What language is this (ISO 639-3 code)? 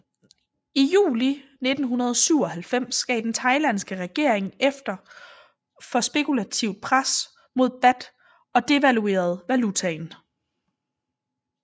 dan